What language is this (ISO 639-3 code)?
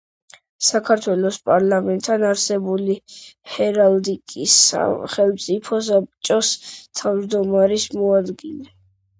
kat